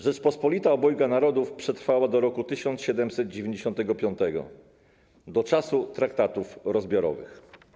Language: Polish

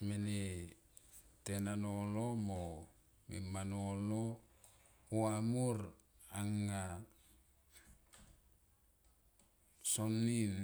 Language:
Tomoip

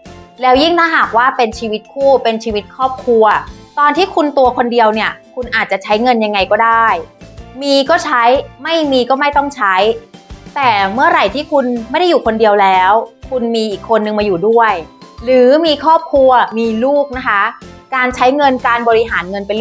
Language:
Thai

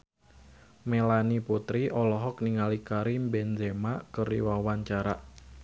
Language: Sundanese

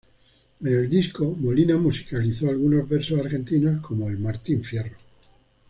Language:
Spanish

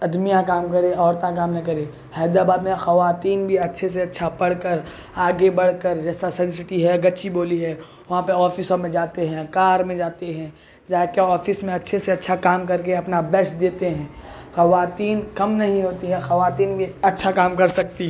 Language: Urdu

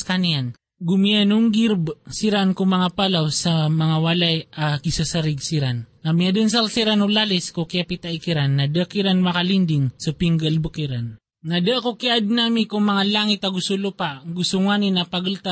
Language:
Filipino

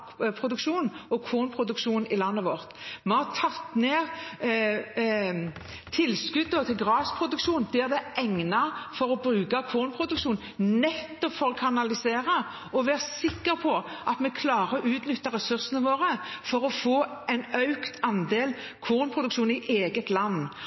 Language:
Norwegian Bokmål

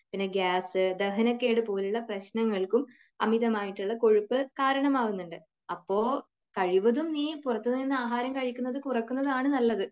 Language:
Malayalam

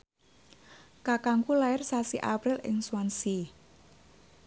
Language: Javanese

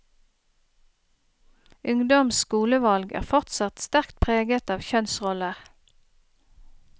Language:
Norwegian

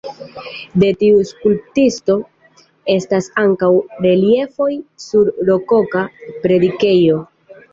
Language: Esperanto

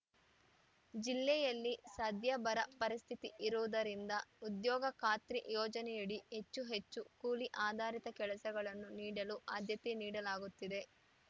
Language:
Kannada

